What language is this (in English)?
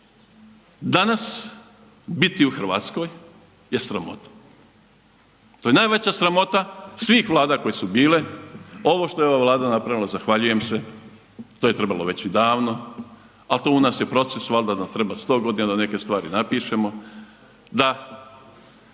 Croatian